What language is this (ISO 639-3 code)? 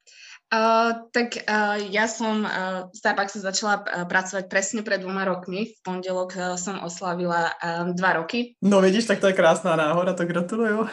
ces